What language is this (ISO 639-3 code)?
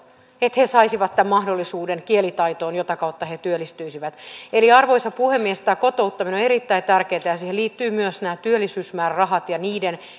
fin